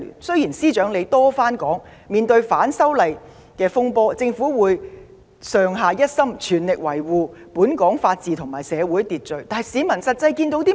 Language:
Cantonese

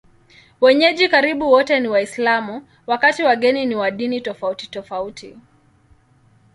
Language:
Swahili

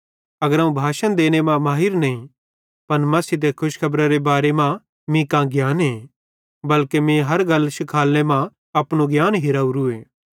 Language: Bhadrawahi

